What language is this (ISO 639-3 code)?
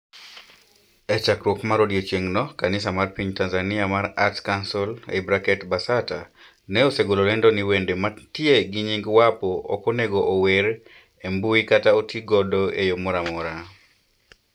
luo